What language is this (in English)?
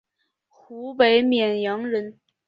Chinese